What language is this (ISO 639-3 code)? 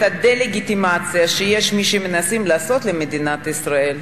heb